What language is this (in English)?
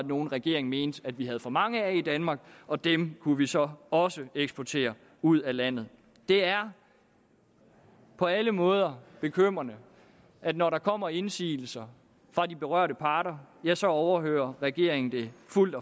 Danish